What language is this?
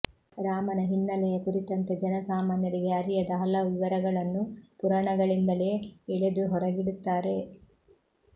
Kannada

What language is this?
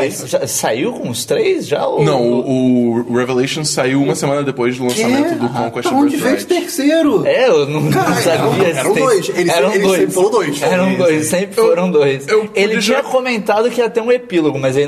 Portuguese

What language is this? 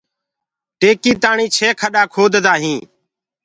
Gurgula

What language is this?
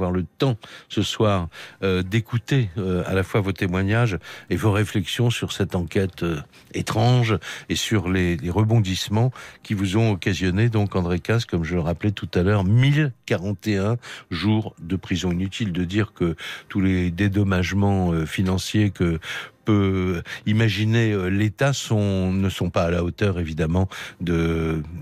French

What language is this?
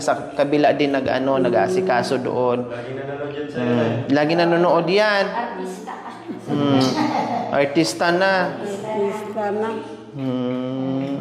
Filipino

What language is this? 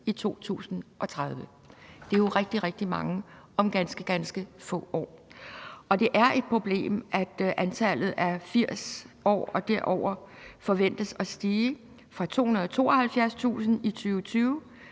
Danish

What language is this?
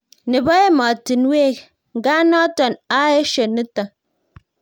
Kalenjin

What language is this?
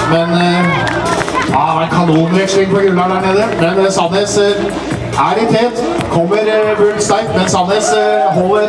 Swedish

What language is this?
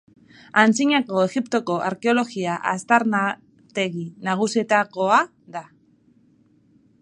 Basque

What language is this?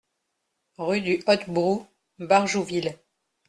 French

